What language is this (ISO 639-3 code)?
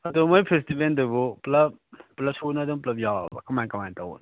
mni